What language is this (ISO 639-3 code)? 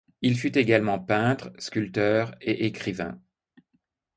fra